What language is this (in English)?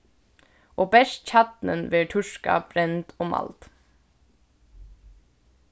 Faroese